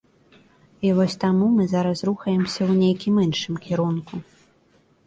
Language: Belarusian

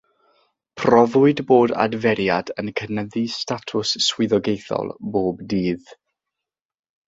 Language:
Welsh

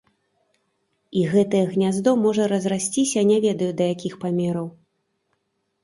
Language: Belarusian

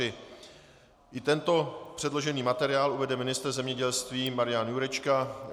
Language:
Czech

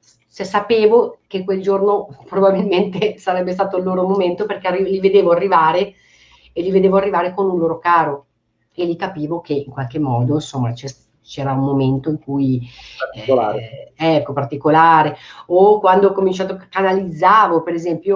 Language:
Italian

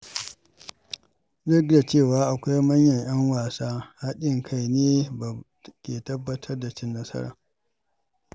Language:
Hausa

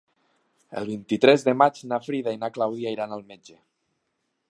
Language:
Catalan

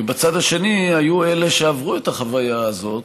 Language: Hebrew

